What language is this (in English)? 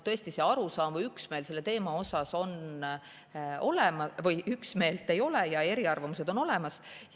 Estonian